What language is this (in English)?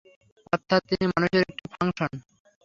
Bangla